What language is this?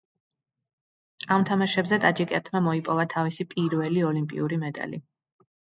Georgian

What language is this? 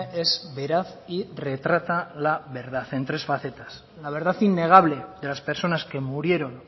Spanish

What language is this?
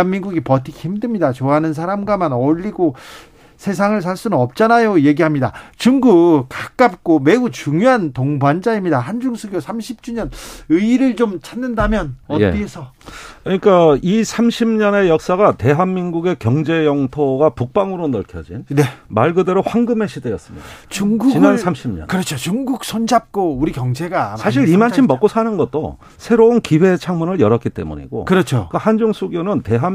Korean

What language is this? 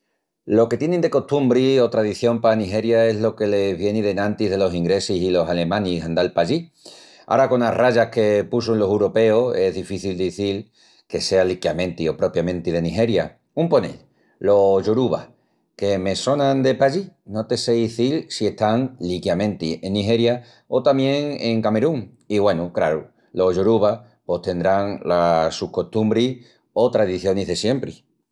Extremaduran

